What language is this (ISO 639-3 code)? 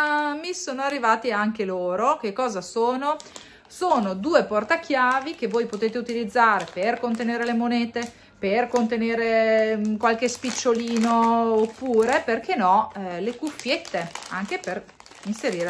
ita